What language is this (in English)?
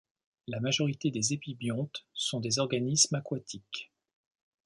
French